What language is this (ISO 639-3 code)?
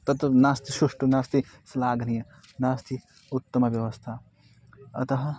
san